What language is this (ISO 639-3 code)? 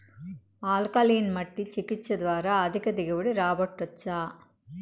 tel